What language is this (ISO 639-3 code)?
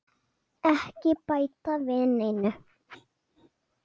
isl